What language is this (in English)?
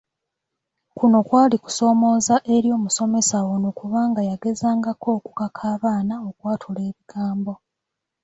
Ganda